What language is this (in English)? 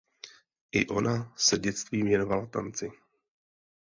Czech